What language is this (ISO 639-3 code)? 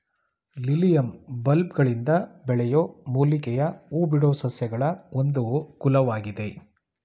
kan